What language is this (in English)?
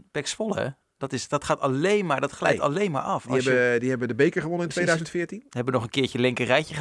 Dutch